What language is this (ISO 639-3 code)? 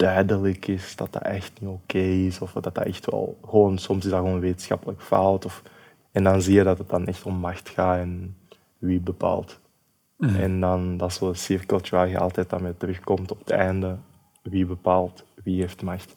nld